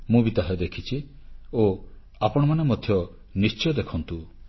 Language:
Odia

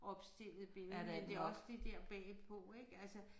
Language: Danish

